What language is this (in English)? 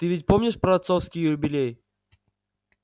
Russian